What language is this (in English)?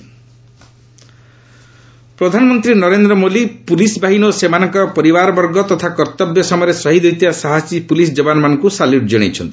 Odia